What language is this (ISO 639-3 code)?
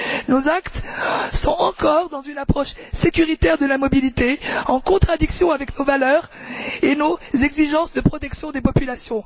fra